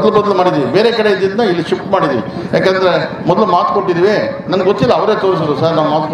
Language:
Korean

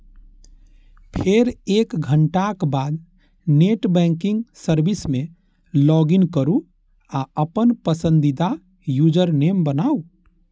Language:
Maithili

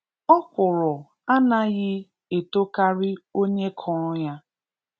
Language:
Igbo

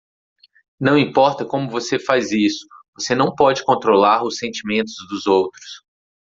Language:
Portuguese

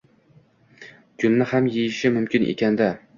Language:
Uzbek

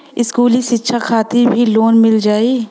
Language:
Bhojpuri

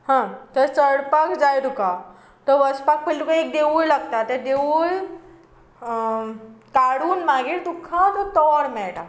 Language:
Konkani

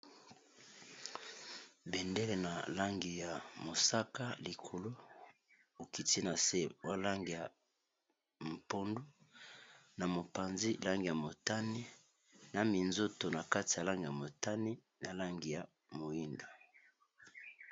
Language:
Lingala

